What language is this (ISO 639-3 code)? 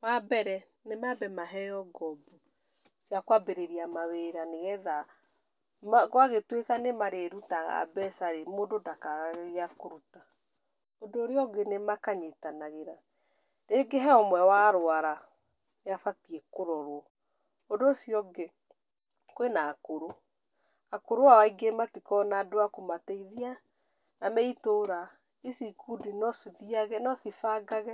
kik